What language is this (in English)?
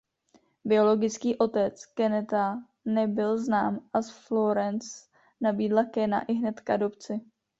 Czech